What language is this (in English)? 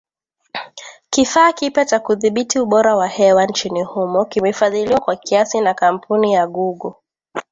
Swahili